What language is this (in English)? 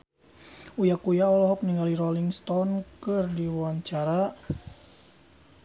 Sundanese